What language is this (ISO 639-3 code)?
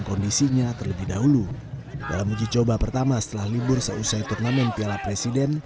ind